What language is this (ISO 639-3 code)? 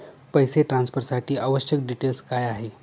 mar